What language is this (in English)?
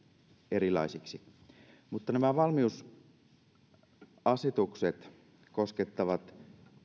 Finnish